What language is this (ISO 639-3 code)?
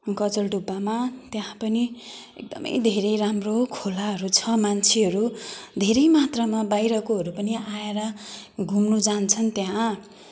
nep